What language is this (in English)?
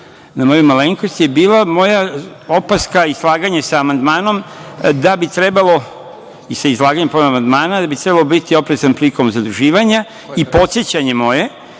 Serbian